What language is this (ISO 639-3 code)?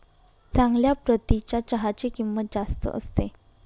mar